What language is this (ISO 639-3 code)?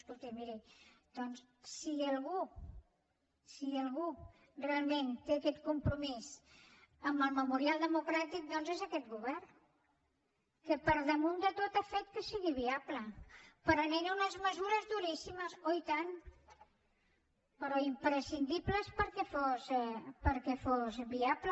cat